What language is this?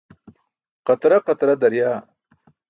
Burushaski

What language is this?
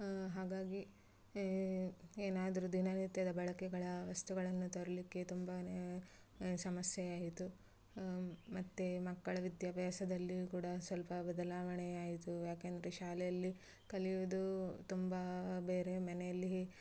Kannada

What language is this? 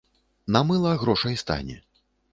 Belarusian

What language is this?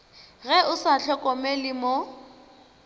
Northern Sotho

